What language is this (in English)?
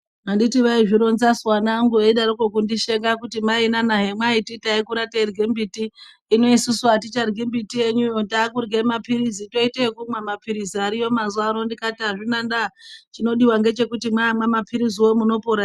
Ndau